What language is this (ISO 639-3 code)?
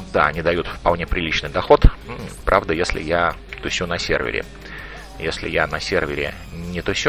rus